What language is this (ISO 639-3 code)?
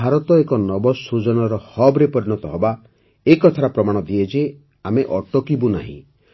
ori